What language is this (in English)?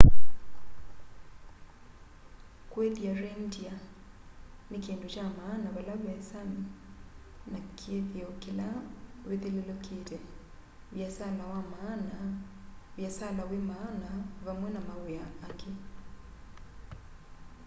Kamba